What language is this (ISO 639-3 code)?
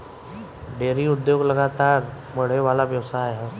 bho